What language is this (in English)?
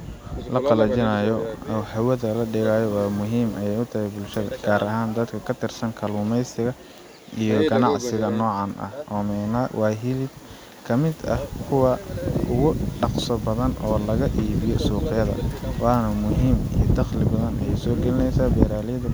Somali